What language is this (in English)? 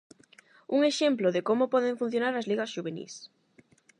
Galician